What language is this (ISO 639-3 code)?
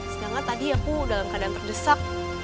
ind